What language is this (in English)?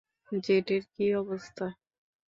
Bangla